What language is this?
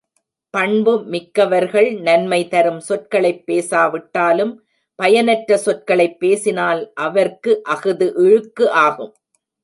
Tamil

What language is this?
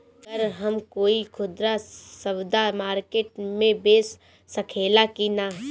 Bhojpuri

